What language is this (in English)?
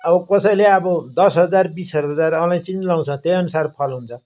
Nepali